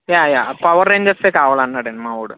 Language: Telugu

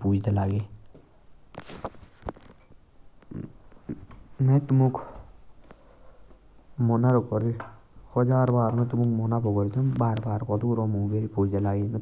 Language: Jaunsari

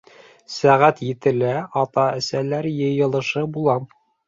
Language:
Bashkir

